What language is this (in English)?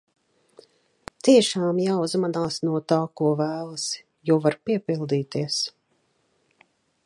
Latvian